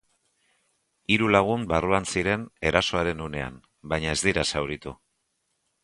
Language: Basque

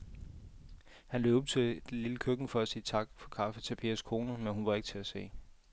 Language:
Danish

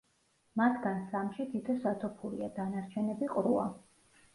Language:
Georgian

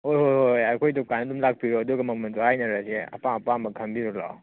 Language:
Manipuri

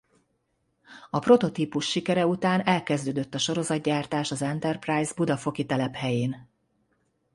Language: Hungarian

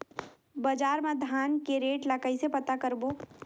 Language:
Chhattisgarhi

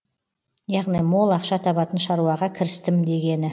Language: Kazakh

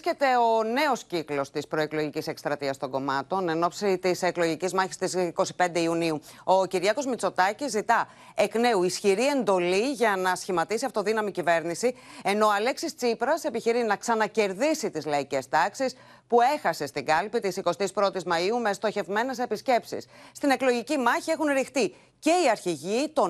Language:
Greek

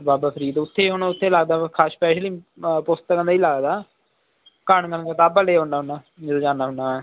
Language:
Punjabi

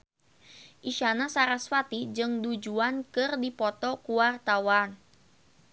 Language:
Sundanese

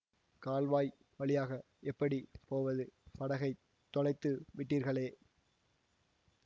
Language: Tamil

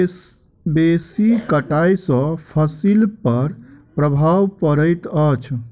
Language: Maithili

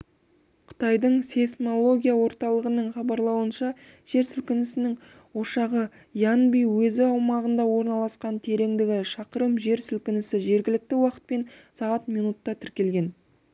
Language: Kazakh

